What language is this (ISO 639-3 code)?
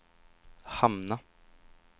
swe